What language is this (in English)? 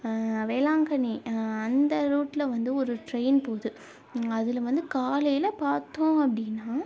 Tamil